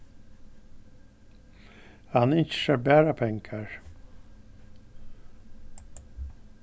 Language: Faroese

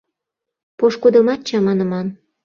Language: Mari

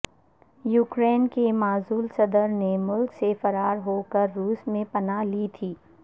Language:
Urdu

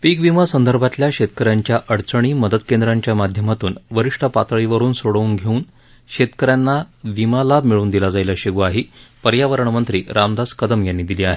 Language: Marathi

